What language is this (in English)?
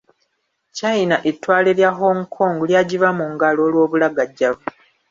Ganda